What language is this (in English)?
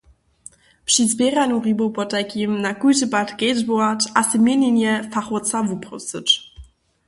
Upper Sorbian